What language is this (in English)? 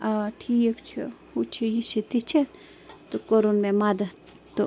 Kashmiri